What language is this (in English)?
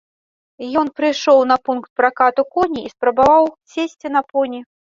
Belarusian